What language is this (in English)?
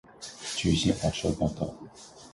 Chinese